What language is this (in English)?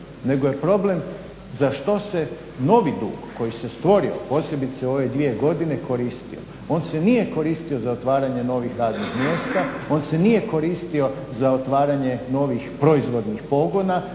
Croatian